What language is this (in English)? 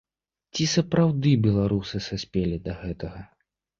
Belarusian